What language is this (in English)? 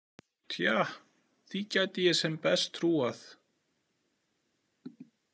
Icelandic